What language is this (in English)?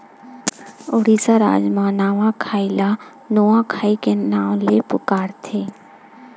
Chhattisgarhi